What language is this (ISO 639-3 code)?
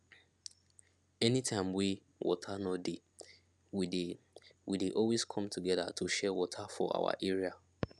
pcm